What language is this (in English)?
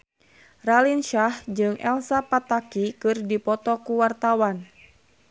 Sundanese